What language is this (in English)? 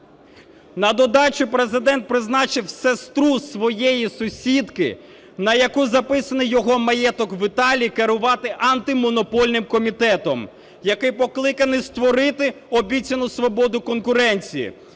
Ukrainian